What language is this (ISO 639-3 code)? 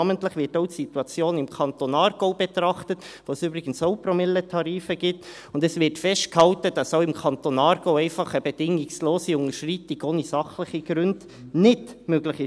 gsw